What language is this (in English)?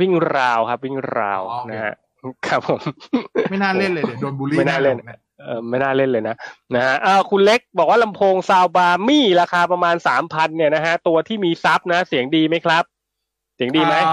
Thai